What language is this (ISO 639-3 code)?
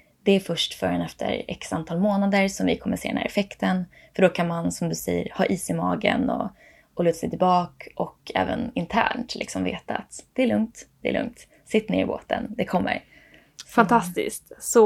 swe